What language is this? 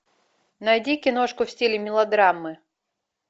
Russian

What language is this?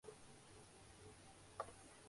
Urdu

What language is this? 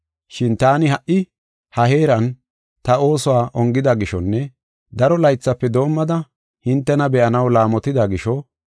Gofa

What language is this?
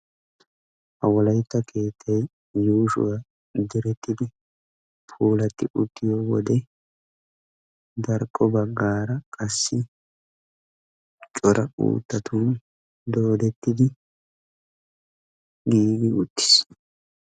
Wolaytta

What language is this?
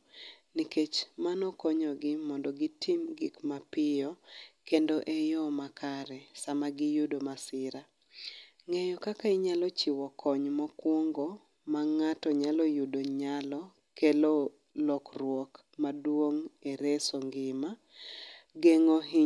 Luo (Kenya and Tanzania)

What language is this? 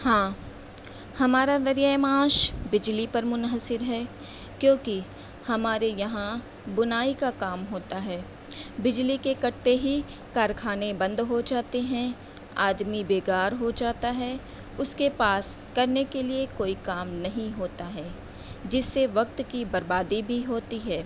Urdu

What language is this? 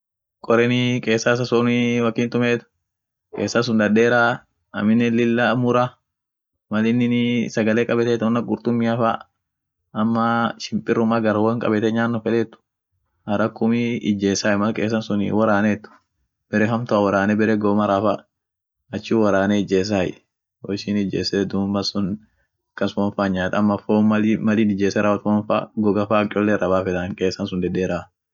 Orma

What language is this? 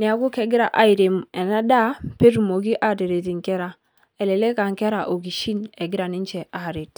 Masai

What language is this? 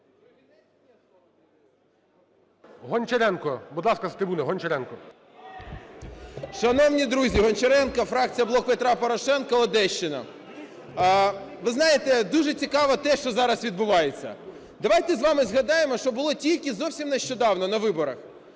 Ukrainian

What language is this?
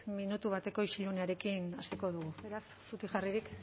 Basque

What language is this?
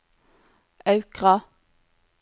Norwegian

